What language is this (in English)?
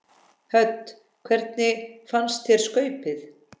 Icelandic